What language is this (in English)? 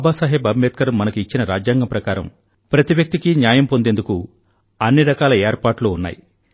Telugu